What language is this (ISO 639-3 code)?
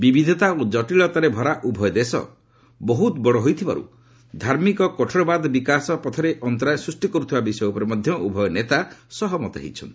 ori